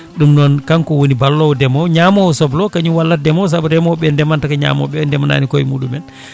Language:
Fula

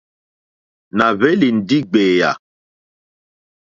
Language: Mokpwe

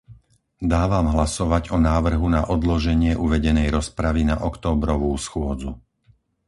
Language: Slovak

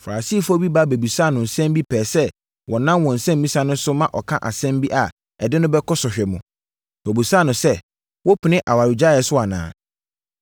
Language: Akan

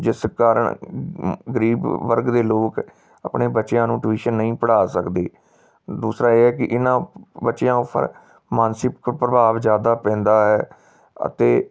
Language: Punjabi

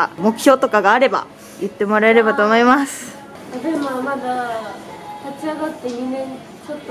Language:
Japanese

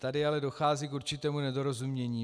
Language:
Czech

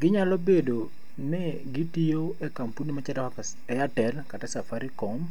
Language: Luo (Kenya and Tanzania)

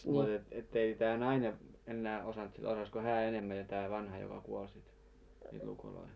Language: Finnish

